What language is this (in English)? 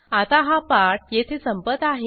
Marathi